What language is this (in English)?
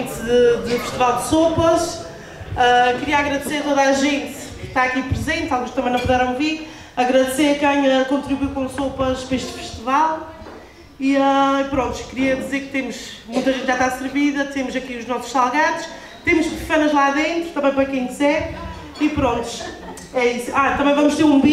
Portuguese